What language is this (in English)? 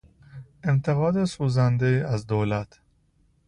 Persian